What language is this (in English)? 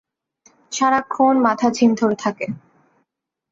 Bangla